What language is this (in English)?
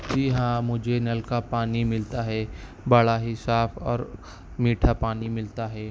Urdu